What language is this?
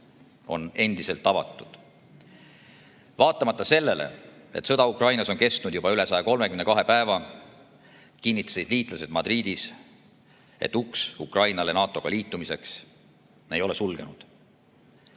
Estonian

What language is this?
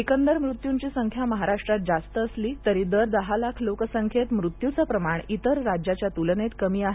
Marathi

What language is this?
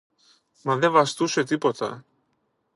Greek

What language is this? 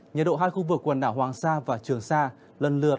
Vietnamese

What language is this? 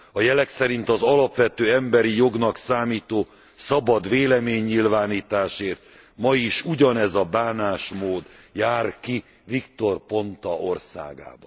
Hungarian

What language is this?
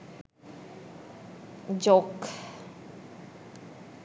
Sinhala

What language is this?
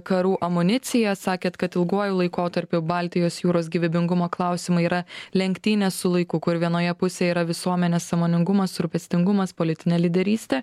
Lithuanian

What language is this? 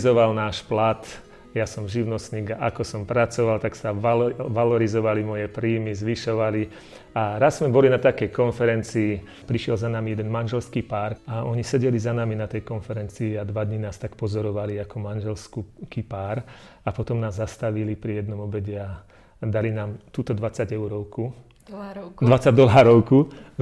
Slovak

